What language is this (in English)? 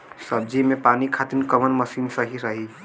Bhojpuri